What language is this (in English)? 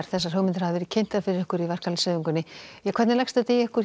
Icelandic